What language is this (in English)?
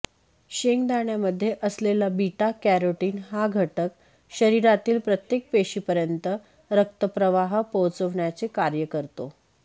Marathi